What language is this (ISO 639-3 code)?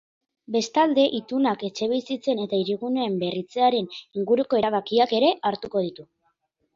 eus